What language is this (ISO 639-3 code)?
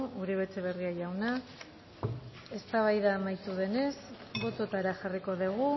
eus